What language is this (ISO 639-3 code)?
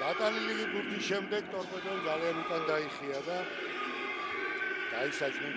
ita